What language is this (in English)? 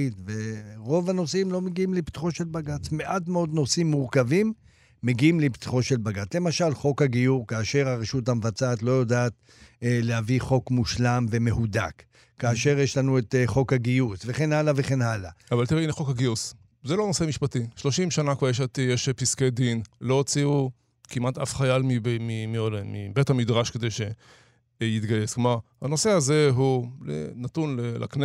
Hebrew